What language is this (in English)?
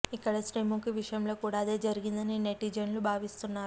Telugu